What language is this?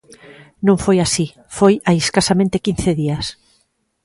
Galician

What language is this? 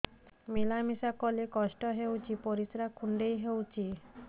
Odia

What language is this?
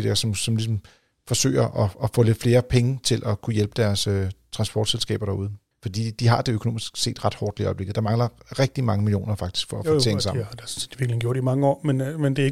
Danish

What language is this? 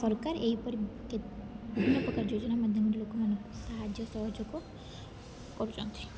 Odia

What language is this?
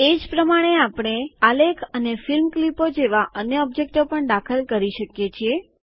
Gujarati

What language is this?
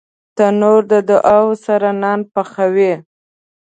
Pashto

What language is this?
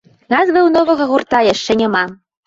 Belarusian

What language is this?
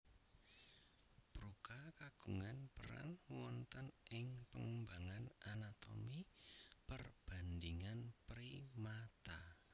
Javanese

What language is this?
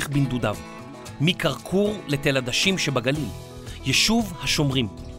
Hebrew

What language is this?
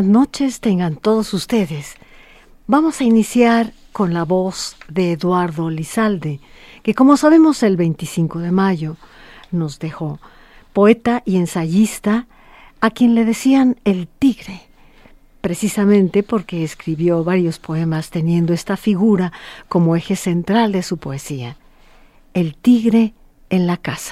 Spanish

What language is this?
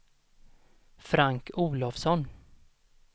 Swedish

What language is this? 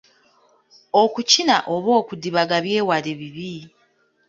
Ganda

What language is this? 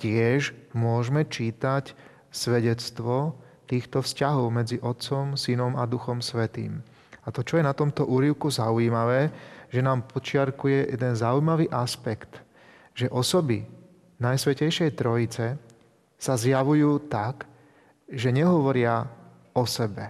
Slovak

